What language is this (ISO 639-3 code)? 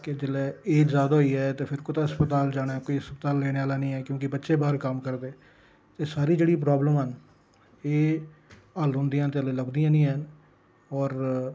doi